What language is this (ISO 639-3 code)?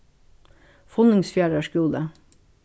fao